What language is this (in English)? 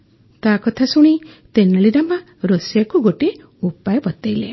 Odia